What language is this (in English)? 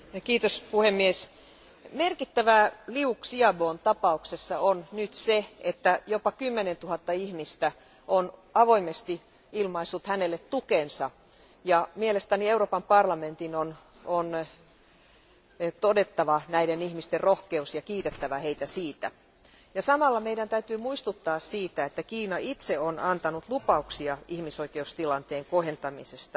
Finnish